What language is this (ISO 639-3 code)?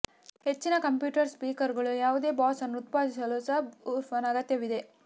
kan